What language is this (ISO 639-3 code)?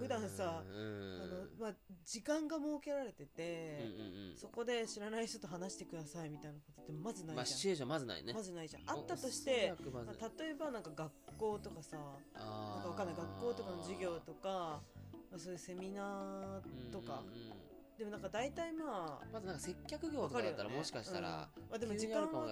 jpn